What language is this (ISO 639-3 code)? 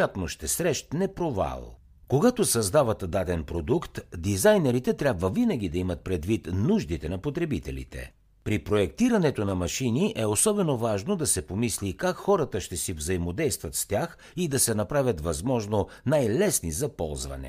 bul